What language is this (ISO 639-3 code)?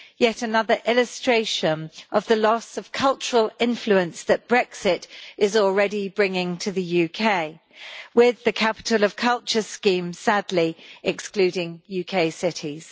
eng